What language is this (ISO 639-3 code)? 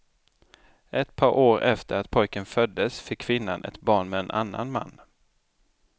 swe